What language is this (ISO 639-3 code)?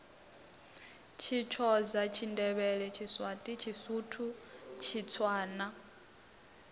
ven